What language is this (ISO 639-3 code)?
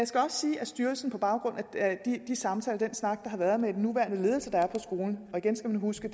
dan